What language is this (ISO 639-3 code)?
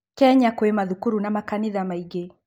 kik